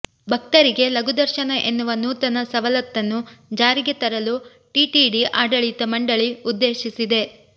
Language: Kannada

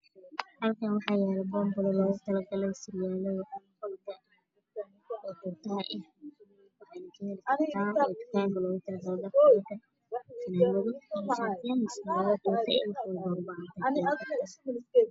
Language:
Somali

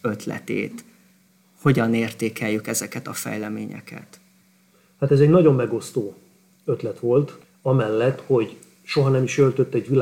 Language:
Hungarian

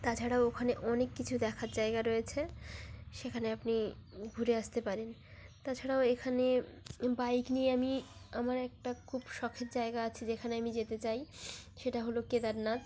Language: Bangla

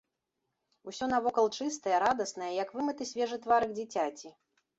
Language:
Belarusian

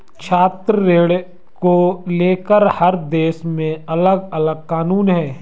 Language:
Hindi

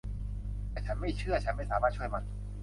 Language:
Thai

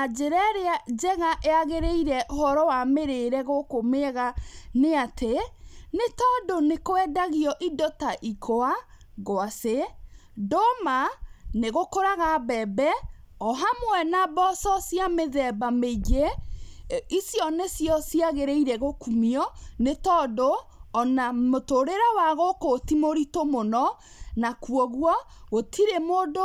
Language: Kikuyu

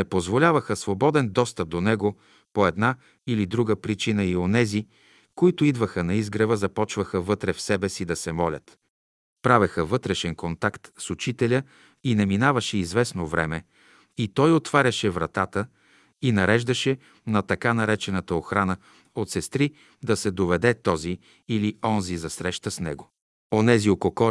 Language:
Bulgarian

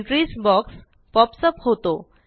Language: Marathi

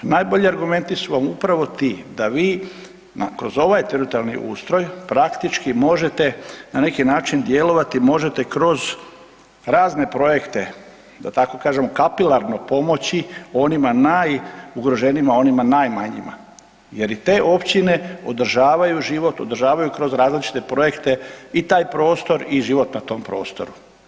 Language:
Croatian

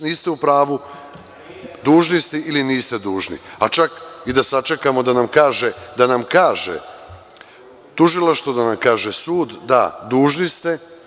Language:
Serbian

